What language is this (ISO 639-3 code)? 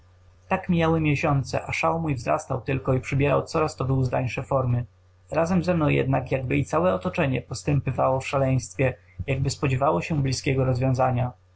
pol